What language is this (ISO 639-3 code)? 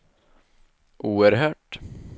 swe